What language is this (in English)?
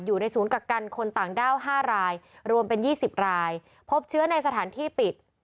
Thai